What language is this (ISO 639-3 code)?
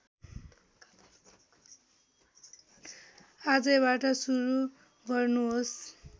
nep